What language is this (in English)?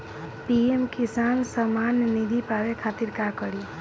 Bhojpuri